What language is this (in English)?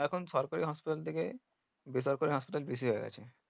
Bangla